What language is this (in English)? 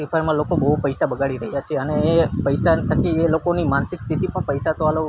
Gujarati